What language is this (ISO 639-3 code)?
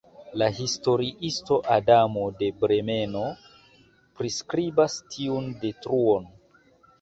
epo